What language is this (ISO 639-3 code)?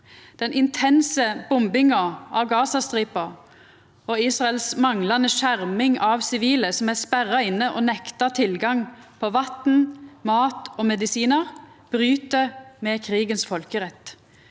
nor